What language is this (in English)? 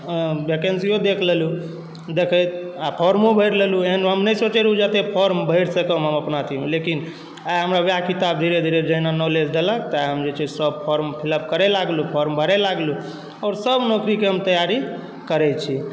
Maithili